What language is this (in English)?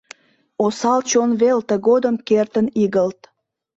Mari